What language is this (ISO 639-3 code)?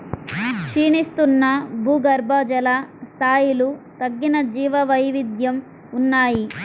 tel